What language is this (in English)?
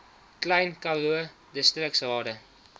Afrikaans